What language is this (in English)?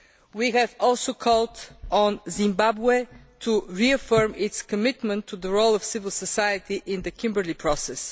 English